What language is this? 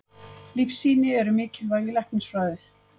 Icelandic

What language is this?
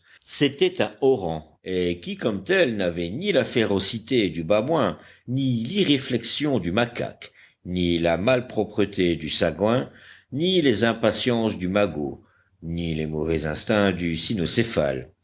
French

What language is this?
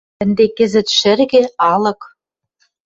Western Mari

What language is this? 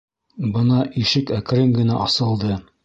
Bashkir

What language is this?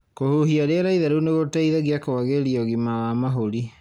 Kikuyu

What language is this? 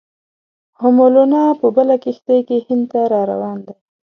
Pashto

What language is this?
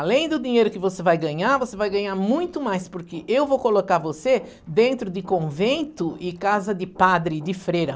Portuguese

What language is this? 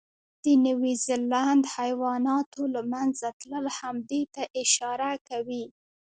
Pashto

